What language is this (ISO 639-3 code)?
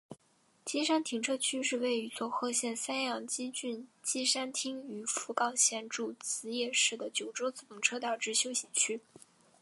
zho